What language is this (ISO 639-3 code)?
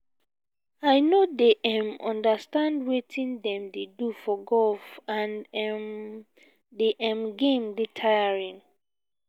pcm